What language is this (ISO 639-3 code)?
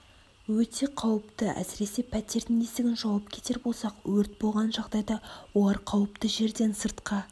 kaz